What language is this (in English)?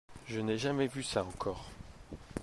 French